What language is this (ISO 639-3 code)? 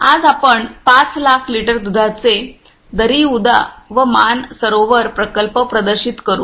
mar